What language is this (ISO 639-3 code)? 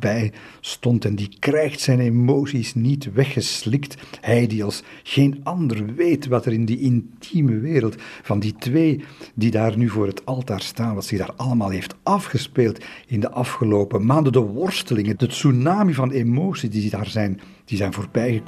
nld